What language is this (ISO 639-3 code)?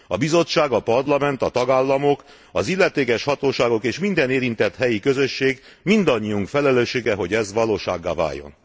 hun